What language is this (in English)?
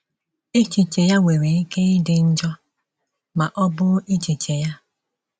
Igbo